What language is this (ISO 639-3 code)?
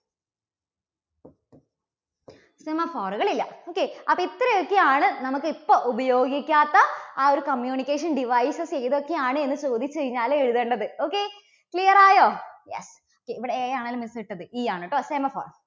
mal